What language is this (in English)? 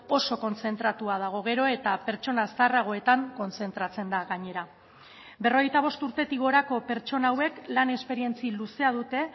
Basque